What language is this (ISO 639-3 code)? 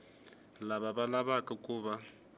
tso